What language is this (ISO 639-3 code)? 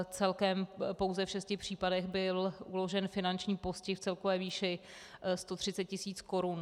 ces